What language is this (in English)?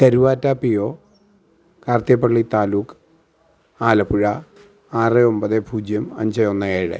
Malayalam